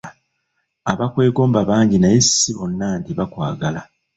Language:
Ganda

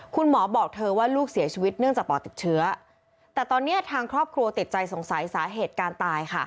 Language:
Thai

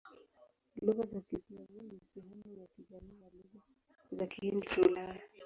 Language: Swahili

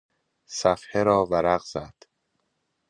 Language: Persian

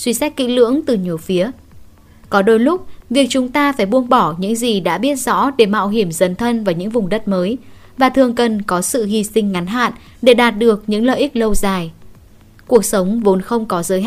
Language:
Vietnamese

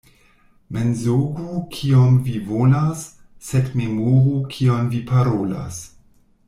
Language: Esperanto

